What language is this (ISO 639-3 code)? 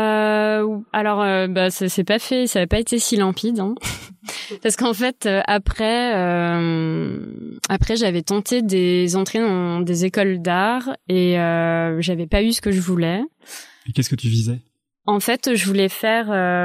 fra